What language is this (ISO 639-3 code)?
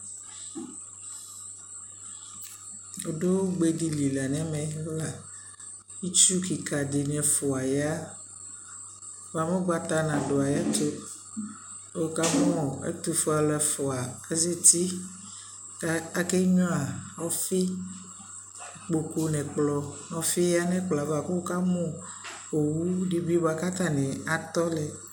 kpo